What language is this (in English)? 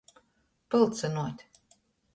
Latgalian